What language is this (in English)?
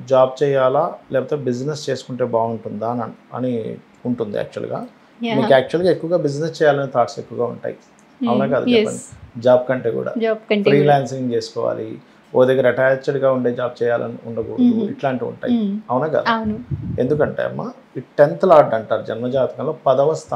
Telugu